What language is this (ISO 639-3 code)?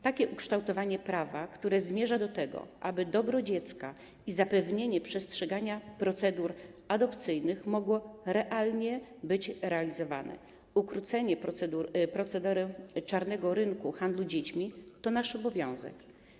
pol